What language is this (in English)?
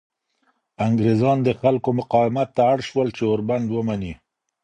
Pashto